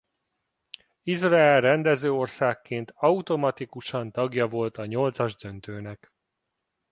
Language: Hungarian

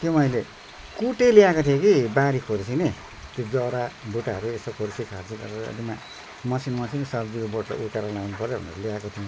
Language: Nepali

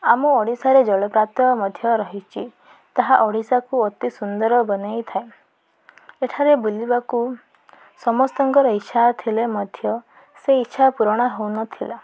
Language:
Odia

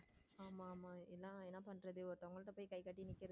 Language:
Tamil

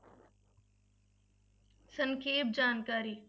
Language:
Punjabi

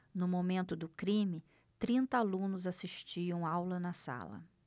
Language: Portuguese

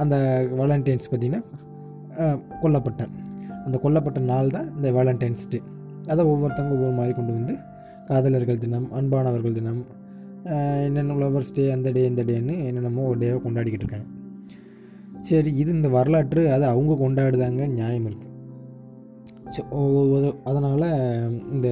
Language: Tamil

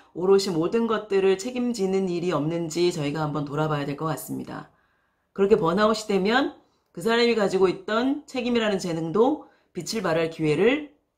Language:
Korean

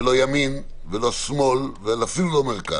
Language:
Hebrew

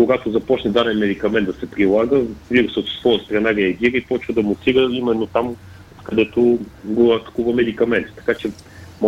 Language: Bulgarian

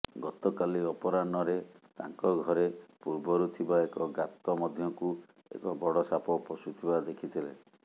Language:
Odia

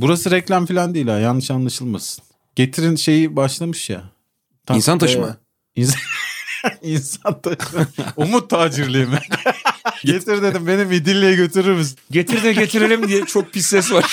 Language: Turkish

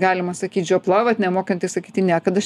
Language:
Lithuanian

